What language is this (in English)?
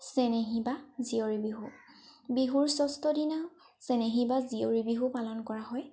Assamese